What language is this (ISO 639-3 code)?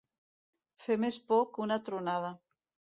cat